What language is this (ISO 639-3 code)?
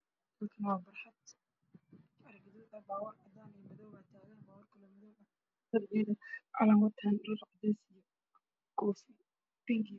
som